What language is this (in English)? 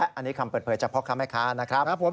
Thai